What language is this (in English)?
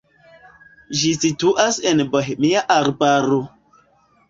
Esperanto